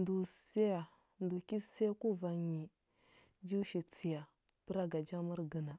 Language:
Huba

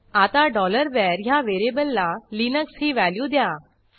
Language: Marathi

